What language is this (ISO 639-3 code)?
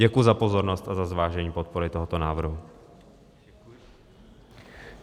ces